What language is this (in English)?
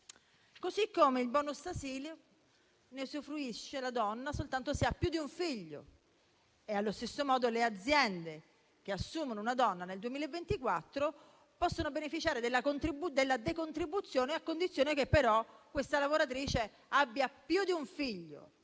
Italian